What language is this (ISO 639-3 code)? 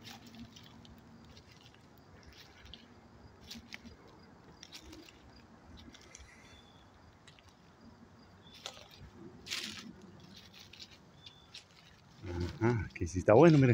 spa